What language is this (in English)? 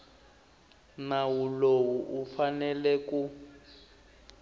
Tsonga